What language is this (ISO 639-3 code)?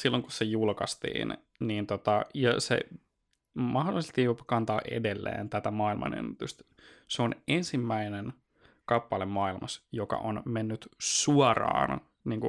fin